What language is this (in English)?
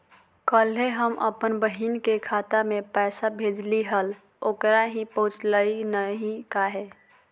Magahi